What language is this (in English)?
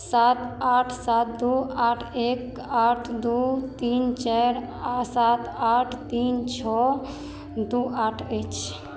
Maithili